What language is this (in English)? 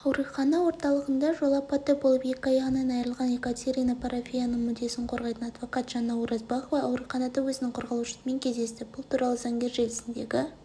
Kazakh